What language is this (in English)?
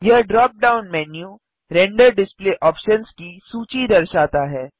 Hindi